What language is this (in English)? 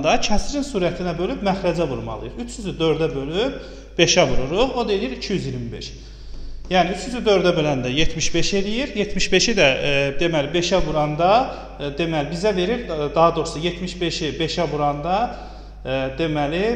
Turkish